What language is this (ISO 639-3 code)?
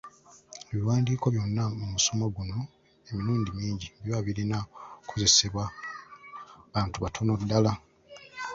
lug